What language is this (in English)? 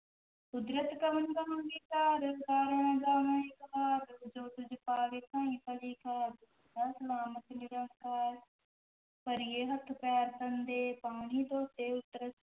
Punjabi